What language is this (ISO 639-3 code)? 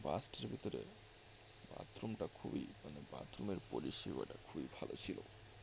ben